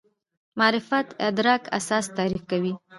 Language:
Pashto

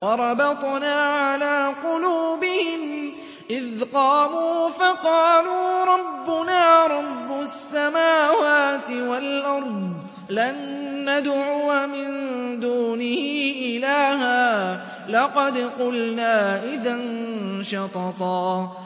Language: Arabic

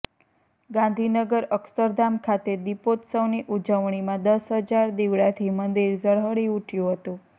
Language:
Gujarati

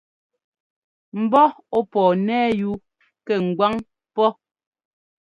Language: Ngomba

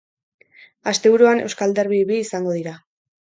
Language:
Basque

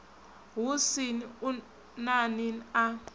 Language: Venda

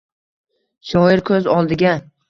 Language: Uzbek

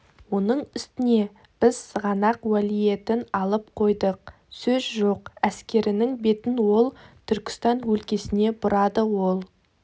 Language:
Kazakh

